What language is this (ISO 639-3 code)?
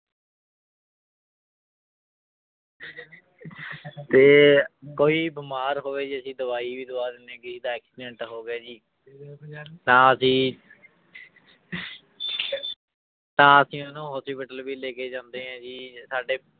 pan